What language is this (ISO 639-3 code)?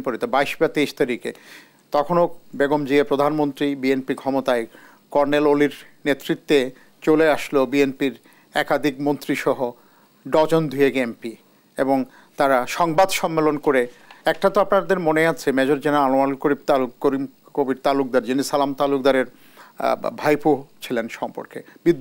ron